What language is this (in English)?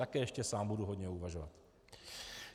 Czech